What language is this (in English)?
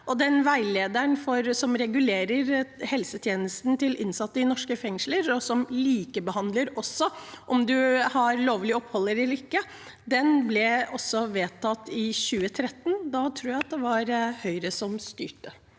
Norwegian